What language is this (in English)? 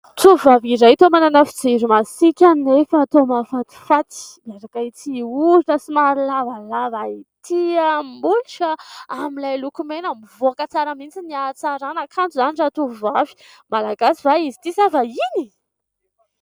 Malagasy